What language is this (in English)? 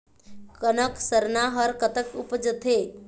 Chhattisgarhi